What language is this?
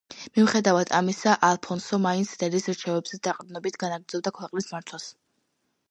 Georgian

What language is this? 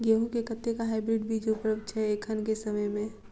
Maithili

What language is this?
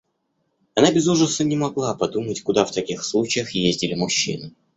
Russian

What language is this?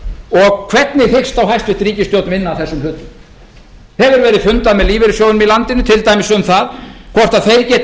Icelandic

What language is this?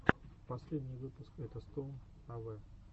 Russian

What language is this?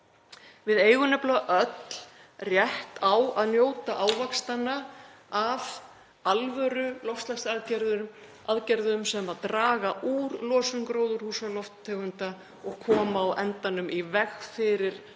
Icelandic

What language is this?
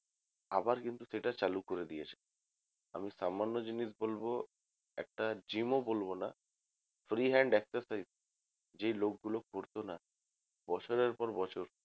Bangla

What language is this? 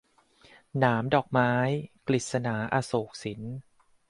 Thai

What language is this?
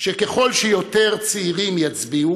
Hebrew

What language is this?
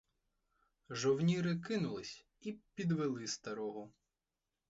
Ukrainian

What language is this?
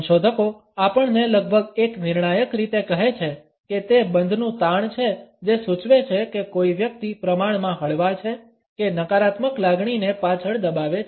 Gujarati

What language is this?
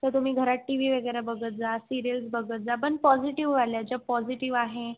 Marathi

